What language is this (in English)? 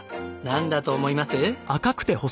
Japanese